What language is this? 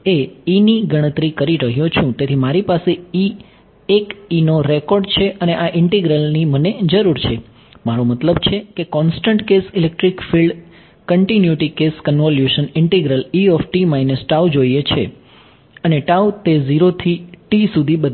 Gujarati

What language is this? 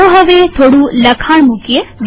Gujarati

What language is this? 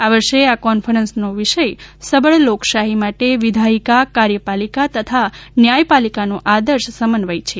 Gujarati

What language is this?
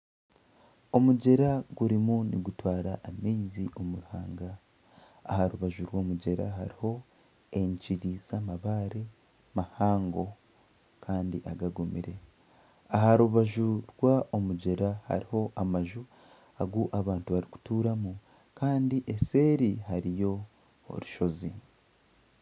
Nyankole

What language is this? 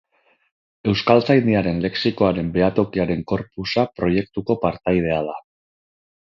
Basque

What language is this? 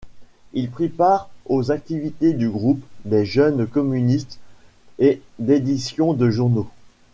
French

